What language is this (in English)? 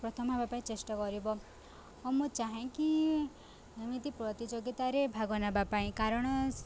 Odia